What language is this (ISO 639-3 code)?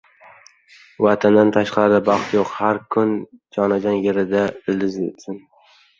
uzb